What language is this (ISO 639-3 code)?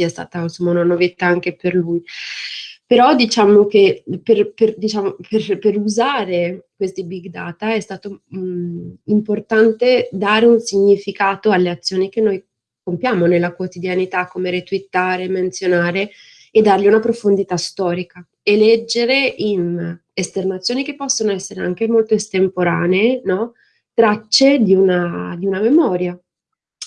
ita